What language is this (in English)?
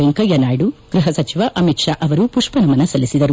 Kannada